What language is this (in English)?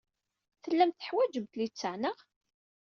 Kabyle